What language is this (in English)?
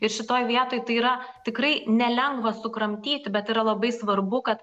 Lithuanian